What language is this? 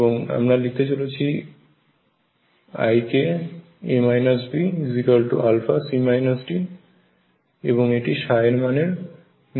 Bangla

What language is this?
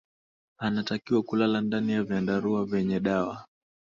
Swahili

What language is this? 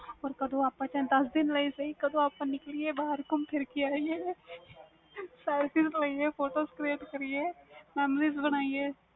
Punjabi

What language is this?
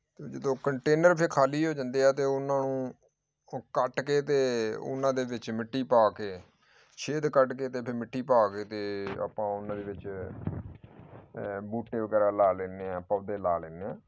Punjabi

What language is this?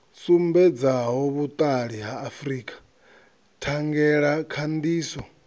Venda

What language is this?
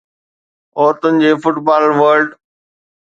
Sindhi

